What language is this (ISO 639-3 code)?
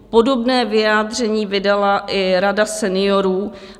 ces